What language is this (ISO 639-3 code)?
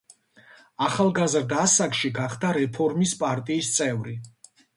kat